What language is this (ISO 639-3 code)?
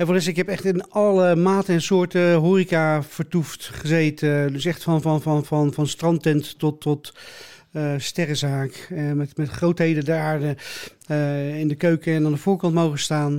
nld